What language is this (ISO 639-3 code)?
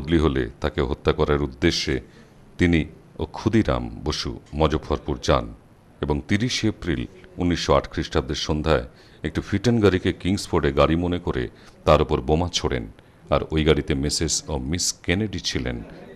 ita